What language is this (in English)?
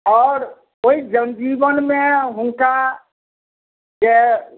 Maithili